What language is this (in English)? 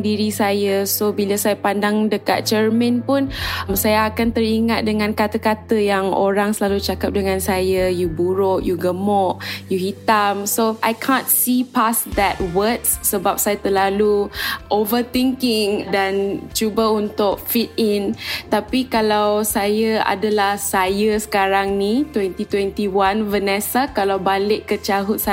Malay